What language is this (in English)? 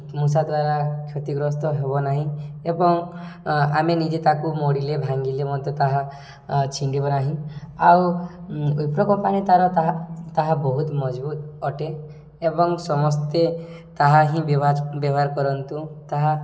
Odia